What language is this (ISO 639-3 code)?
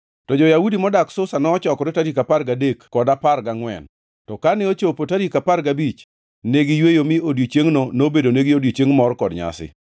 luo